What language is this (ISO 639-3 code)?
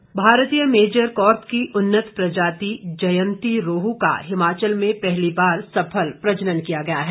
hin